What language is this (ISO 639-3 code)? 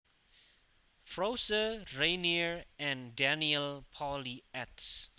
jav